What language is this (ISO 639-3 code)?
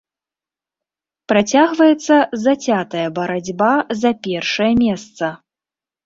bel